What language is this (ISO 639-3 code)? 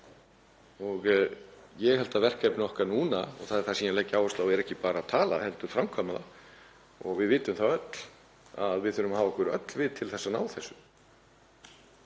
isl